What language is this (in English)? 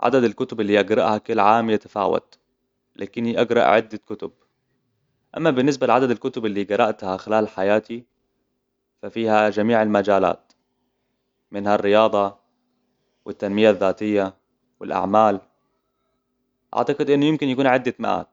Hijazi Arabic